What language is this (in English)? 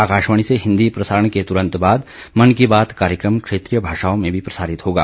Hindi